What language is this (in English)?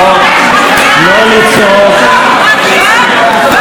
Hebrew